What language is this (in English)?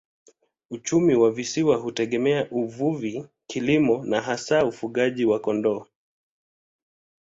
Swahili